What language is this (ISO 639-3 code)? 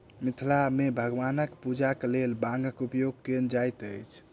mai